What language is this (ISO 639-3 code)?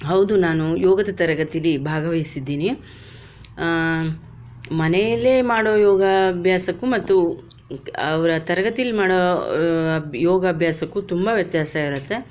kan